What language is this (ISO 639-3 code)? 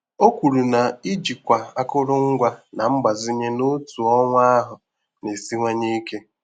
ibo